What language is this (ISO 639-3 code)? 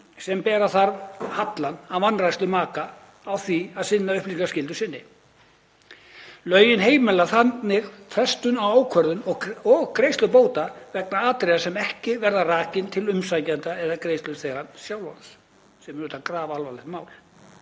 isl